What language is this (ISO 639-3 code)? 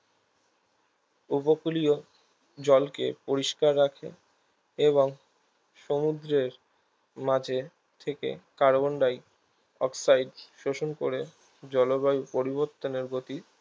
ben